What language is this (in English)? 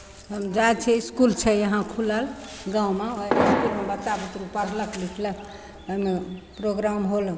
Maithili